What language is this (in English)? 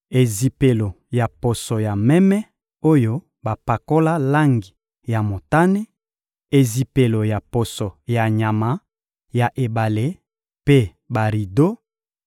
Lingala